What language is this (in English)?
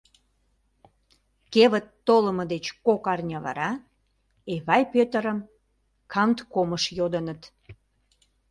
Mari